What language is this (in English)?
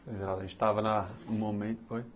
Portuguese